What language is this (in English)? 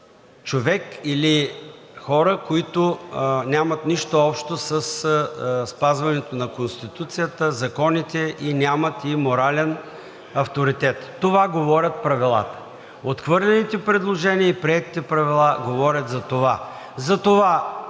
Bulgarian